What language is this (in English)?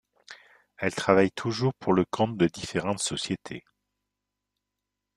French